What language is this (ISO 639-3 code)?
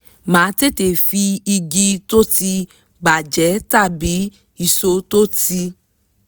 yor